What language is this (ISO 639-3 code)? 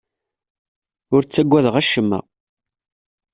kab